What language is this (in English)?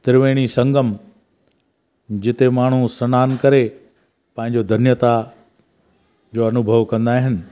Sindhi